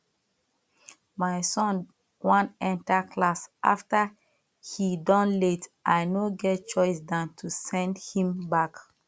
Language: Nigerian Pidgin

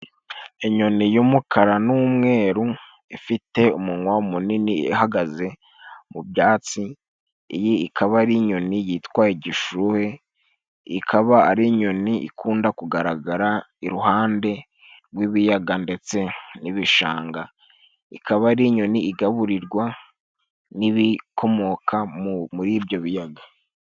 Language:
Kinyarwanda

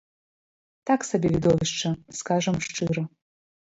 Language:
Belarusian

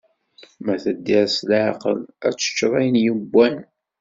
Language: Kabyle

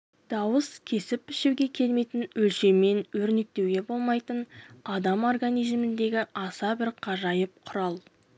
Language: Kazakh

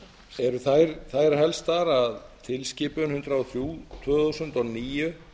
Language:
Icelandic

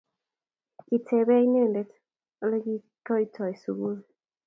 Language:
Kalenjin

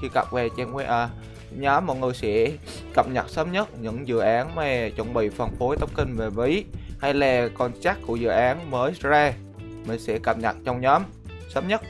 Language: Vietnamese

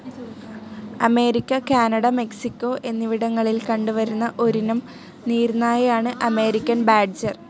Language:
Malayalam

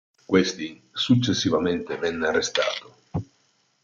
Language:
Italian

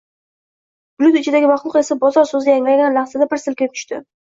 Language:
Uzbek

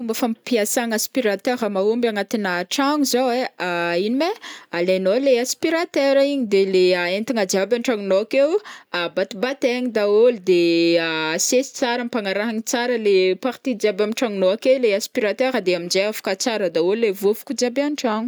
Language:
Northern Betsimisaraka Malagasy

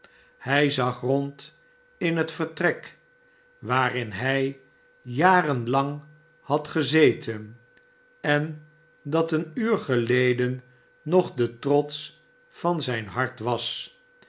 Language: Dutch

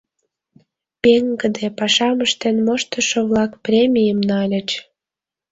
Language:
Mari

